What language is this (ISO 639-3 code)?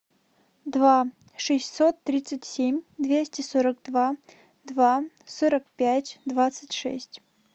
rus